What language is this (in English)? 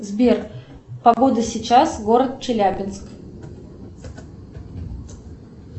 Russian